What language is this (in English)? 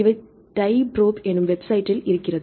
Tamil